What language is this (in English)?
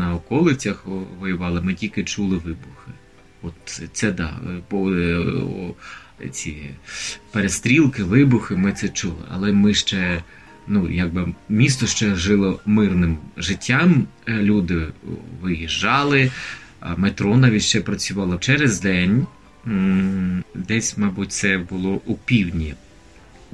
Ukrainian